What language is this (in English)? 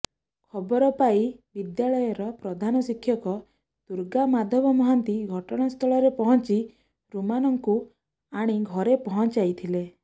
Odia